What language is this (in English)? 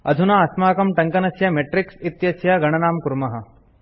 Sanskrit